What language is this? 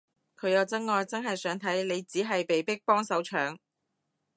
Cantonese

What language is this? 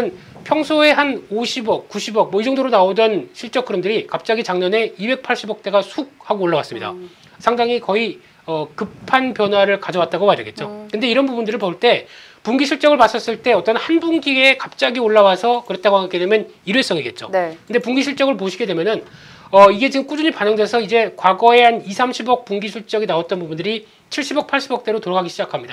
Korean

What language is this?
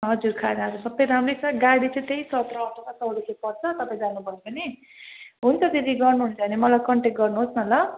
Nepali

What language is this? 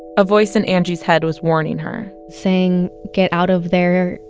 English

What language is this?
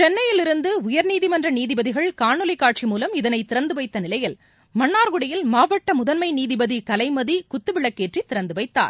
Tamil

